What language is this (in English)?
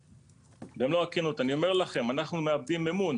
Hebrew